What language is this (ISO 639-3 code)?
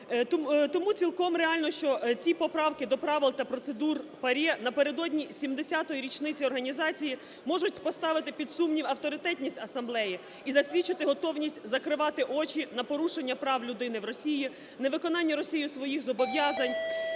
ukr